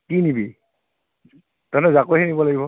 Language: Assamese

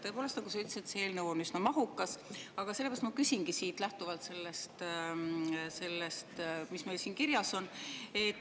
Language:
Estonian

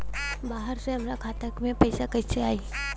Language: Bhojpuri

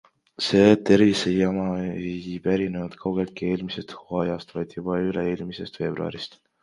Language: Estonian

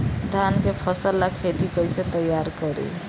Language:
Bhojpuri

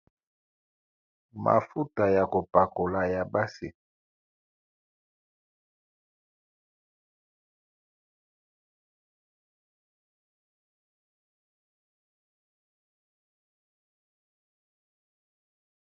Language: Lingala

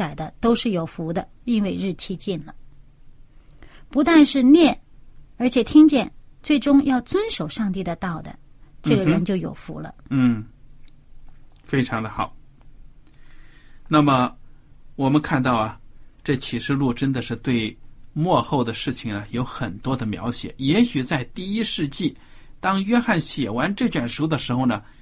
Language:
Chinese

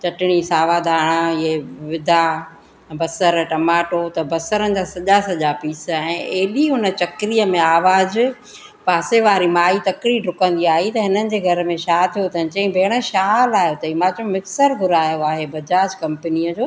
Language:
Sindhi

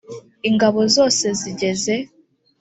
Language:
Kinyarwanda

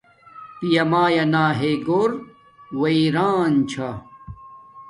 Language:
Domaaki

